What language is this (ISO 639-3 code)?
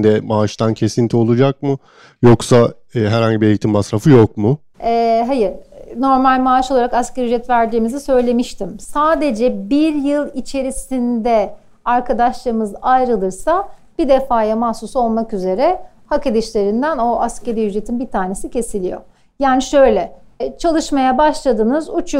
tur